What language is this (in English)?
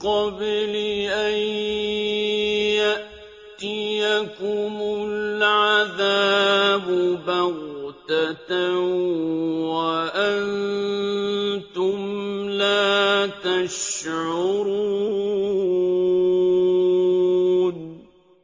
Arabic